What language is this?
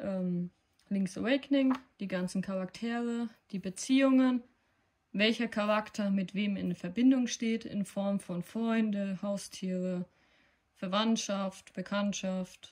German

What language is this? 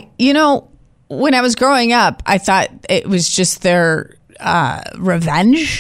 English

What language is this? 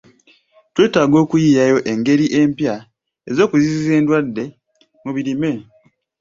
Ganda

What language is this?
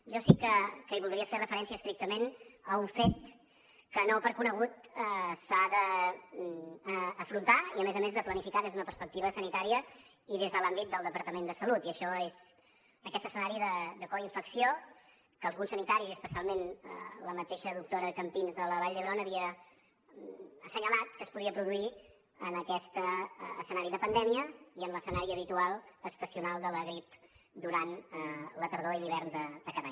Catalan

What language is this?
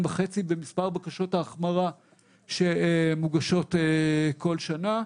Hebrew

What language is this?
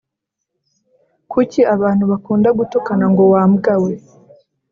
Kinyarwanda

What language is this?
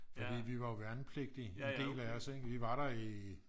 Danish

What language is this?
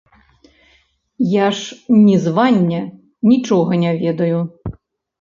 Belarusian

